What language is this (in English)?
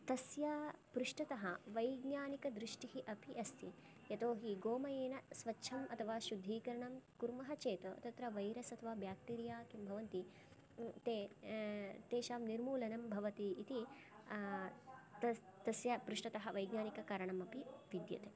Sanskrit